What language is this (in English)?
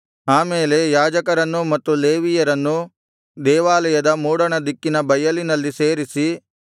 Kannada